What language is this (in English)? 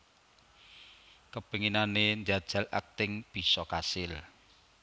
Javanese